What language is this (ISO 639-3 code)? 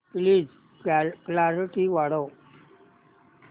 mar